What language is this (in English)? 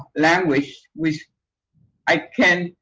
English